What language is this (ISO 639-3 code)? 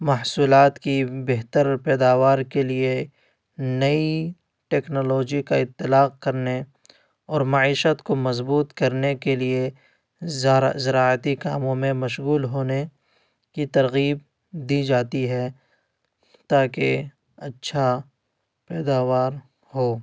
urd